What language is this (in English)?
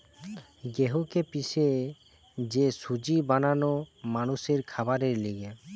Bangla